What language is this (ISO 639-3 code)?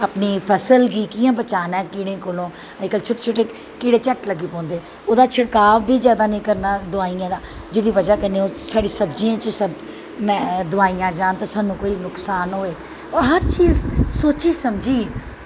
doi